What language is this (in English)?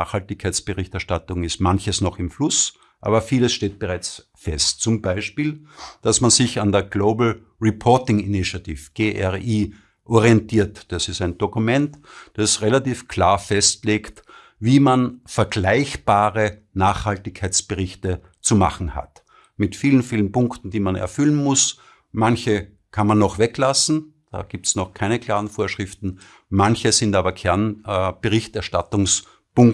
German